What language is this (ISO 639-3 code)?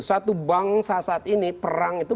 ind